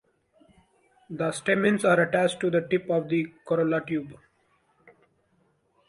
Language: English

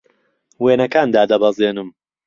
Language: Central Kurdish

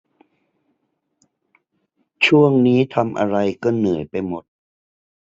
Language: Thai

